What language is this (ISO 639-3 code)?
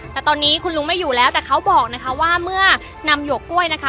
tha